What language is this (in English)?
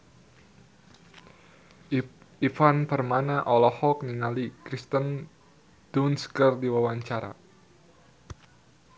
Sundanese